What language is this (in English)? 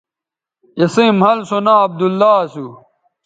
Bateri